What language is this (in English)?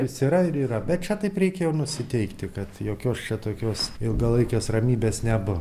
Lithuanian